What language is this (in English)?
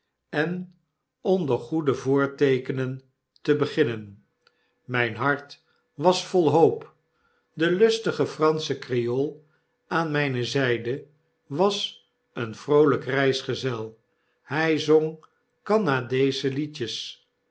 Dutch